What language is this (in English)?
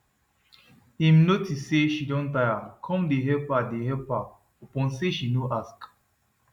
Nigerian Pidgin